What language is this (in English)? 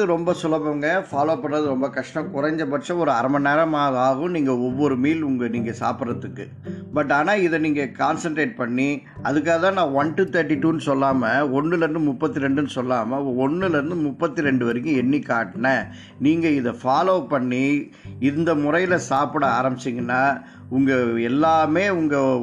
Tamil